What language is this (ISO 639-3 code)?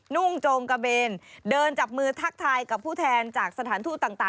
tha